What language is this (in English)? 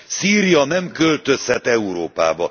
Hungarian